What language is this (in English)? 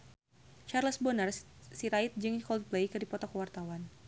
Sundanese